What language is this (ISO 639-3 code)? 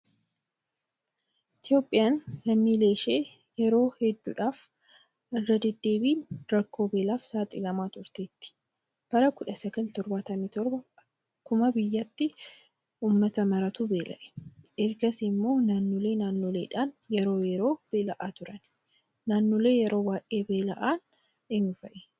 orm